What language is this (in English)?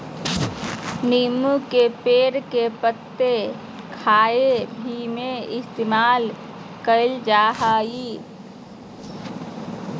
Magahi